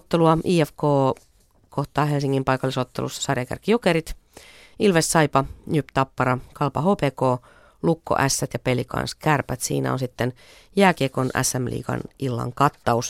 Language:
Finnish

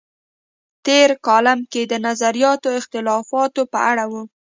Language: Pashto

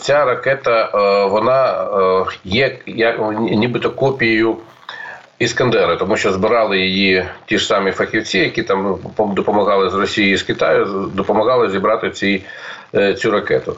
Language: Ukrainian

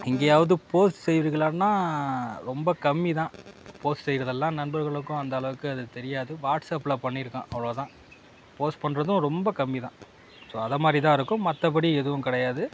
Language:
Tamil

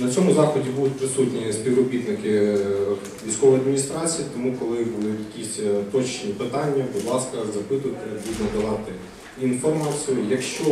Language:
Ukrainian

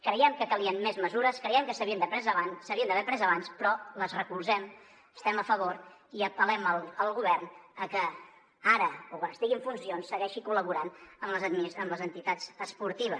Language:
Catalan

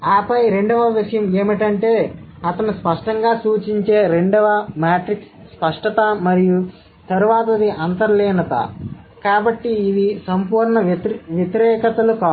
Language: Telugu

